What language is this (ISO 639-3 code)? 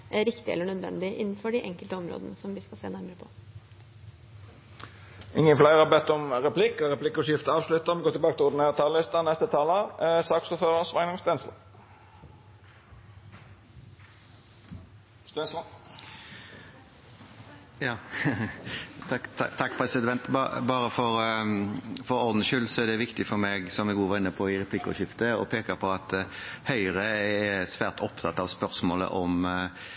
nor